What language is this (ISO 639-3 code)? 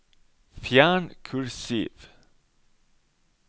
nor